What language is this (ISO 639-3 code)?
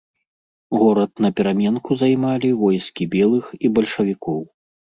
bel